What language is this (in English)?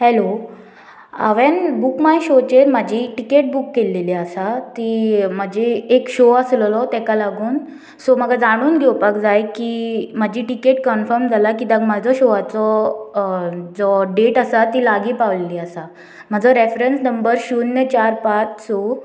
Konkani